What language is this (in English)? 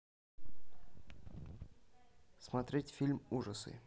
Russian